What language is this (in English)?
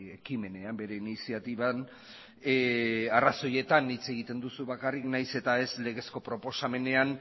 Basque